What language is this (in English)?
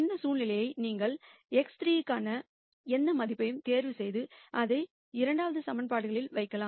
Tamil